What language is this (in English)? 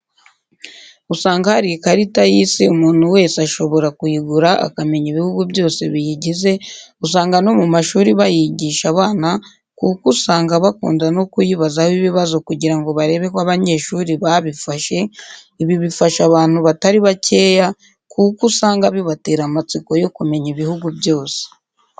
Kinyarwanda